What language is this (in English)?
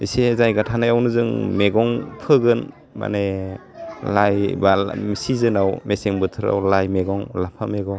Bodo